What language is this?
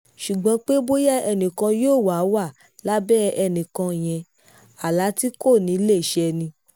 Yoruba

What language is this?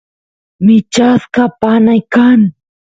Santiago del Estero Quichua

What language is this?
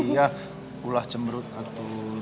Indonesian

